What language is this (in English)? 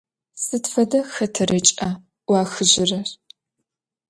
Adyghe